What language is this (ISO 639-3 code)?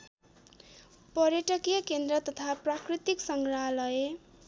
nep